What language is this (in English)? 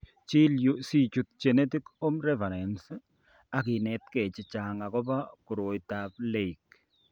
Kalenjin